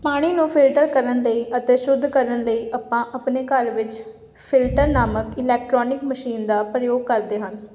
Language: Punjabi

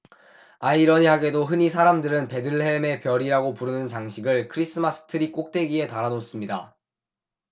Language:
Korean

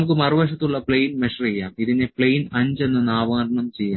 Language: Malayalam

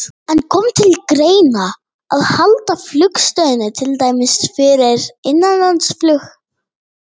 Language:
Icelandic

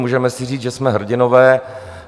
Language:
Czech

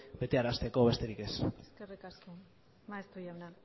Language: Basque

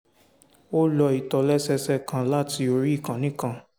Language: Yoruba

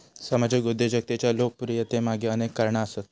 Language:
Marathi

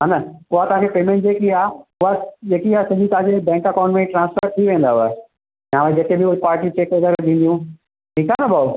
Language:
Sindhi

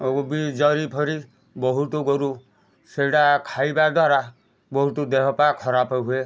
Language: Odia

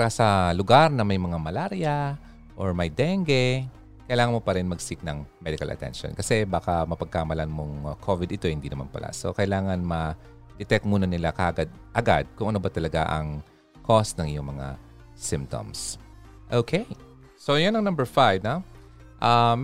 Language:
Filipino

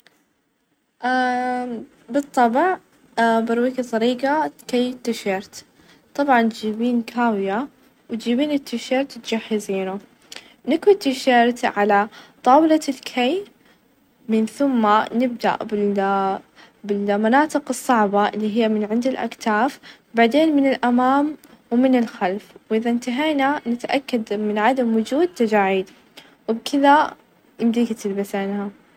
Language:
Najdi Arabic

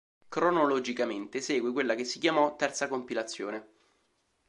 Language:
Italian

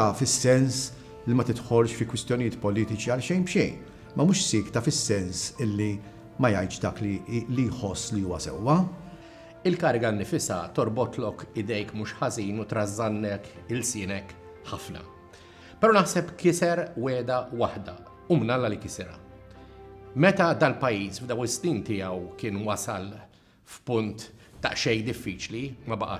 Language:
Arabic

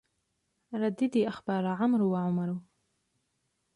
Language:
Arabic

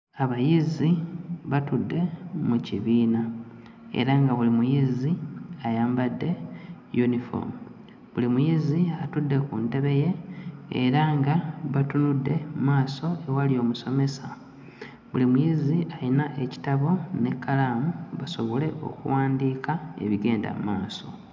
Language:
Ganda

